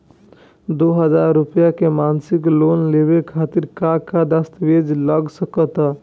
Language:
Bhojpuri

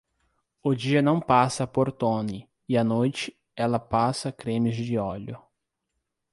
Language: Portuguese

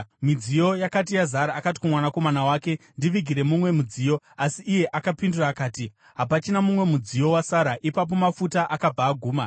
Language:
Shona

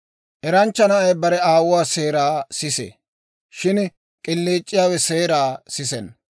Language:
Dawro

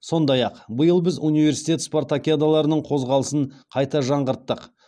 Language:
Kazakh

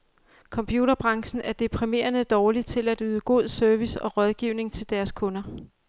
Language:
Danish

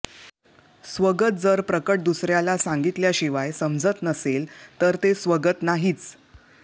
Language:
Marathi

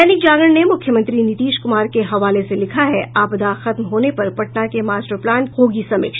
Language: Hindi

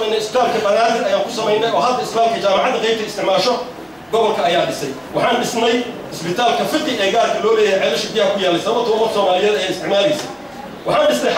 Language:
Arabic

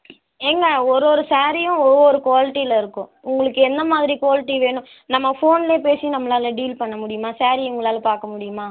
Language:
Tamil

